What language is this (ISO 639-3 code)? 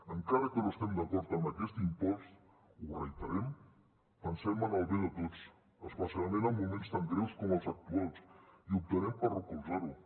cat